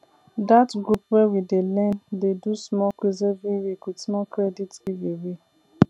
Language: Nigerian Pidgin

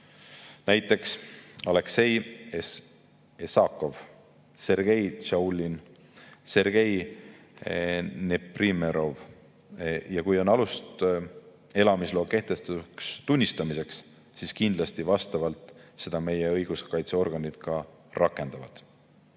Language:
Estonian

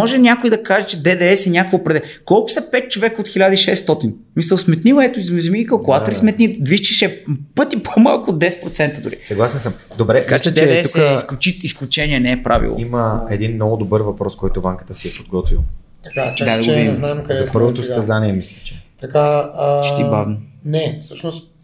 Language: Bulgarian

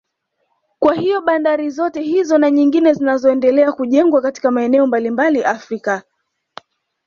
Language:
Swahili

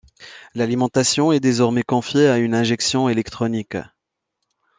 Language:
French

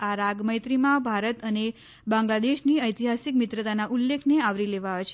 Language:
Gujarati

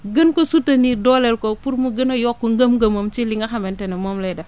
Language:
Wolof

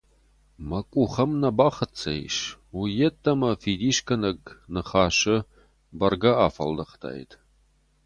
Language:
Ossetic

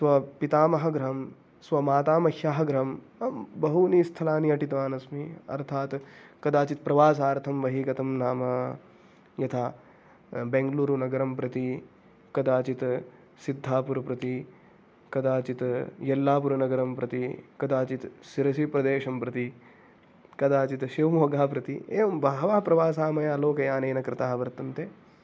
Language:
Sanskrit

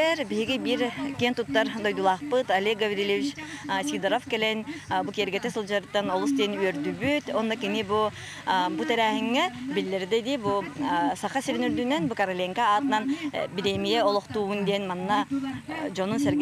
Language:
Turkish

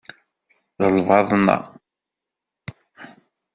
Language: Kabyle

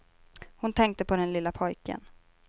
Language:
Swedish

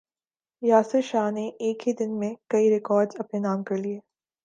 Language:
Urdu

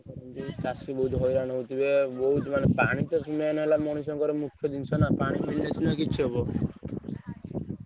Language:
Odia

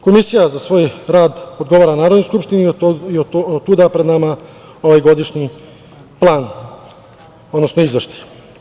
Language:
Serbian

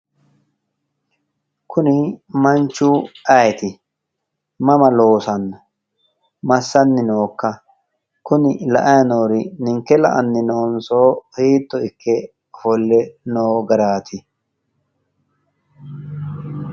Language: Sidamo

